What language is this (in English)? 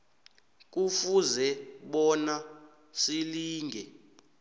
South Ndebele